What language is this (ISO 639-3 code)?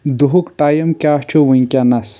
kas